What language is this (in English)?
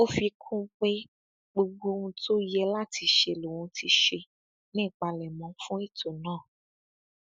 Yoruba